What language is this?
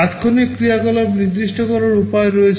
Bangla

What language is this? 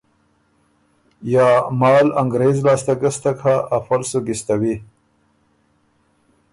Ormuri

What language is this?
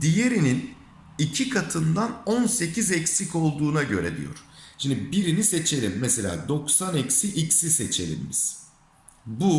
Turkish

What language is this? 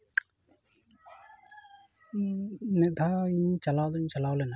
Santali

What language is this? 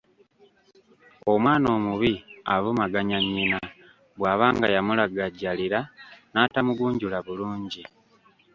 Ganda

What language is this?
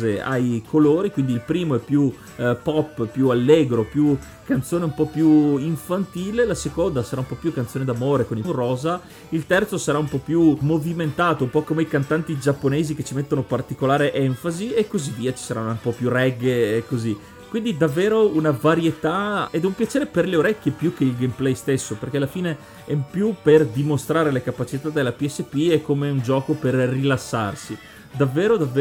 Italian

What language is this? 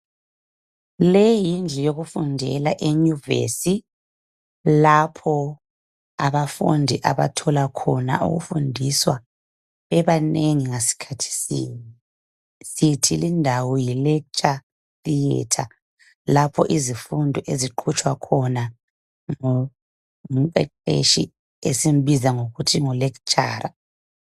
North Ndebele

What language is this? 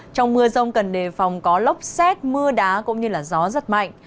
Vietnamese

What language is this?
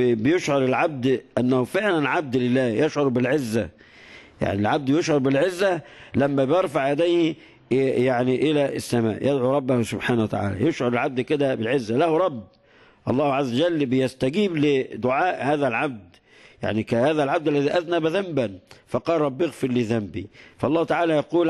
Arabic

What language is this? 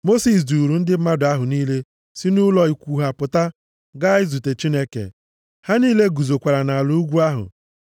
Igbo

